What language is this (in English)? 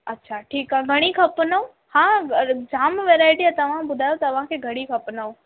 Sindhi